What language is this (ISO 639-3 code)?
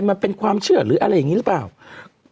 tha